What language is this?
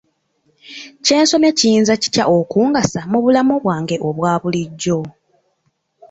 Ganda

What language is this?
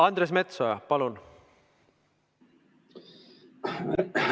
Estonian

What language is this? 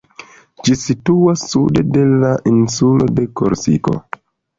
Esperanto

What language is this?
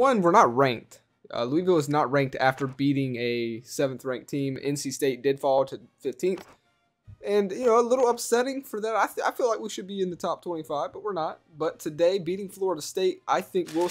English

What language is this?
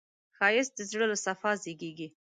Pashto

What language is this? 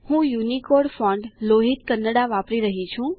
Gujarati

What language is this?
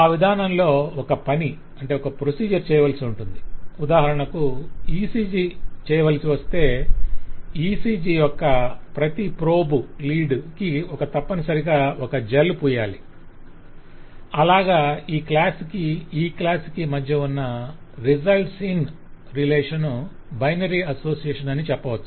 Telugu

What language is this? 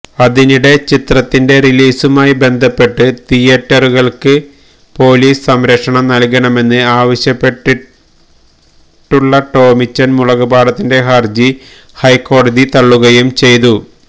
Malayalam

